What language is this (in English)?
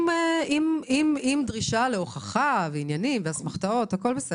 Hebrew